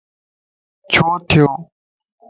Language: Lasi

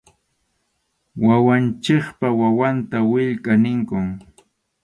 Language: Arequipa-La Unión Quechua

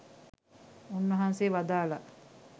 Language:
Sinhala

